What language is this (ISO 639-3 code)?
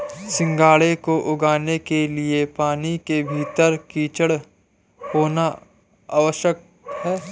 hin